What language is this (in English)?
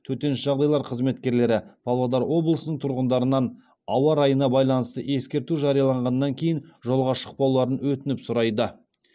Kazakh